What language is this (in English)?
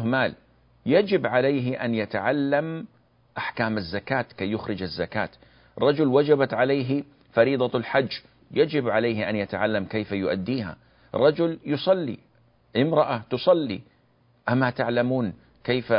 Arabic